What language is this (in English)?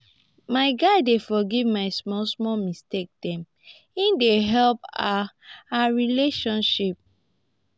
Nigerian Pidgin